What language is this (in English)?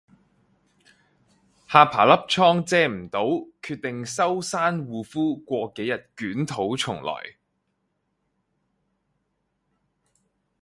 Cantonese